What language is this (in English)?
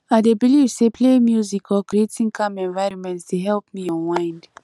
Nigerian Pidgin